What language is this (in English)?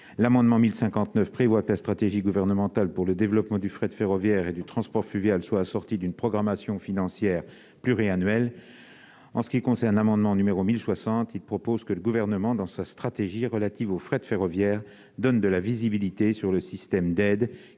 French